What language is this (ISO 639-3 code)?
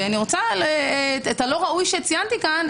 heb